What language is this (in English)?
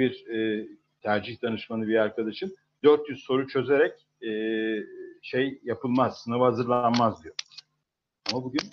Turkish